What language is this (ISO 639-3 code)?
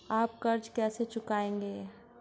hin